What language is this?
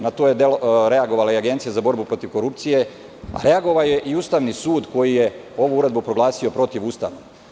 Serbian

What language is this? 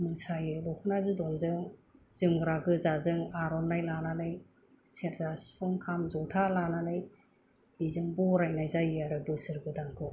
Bodo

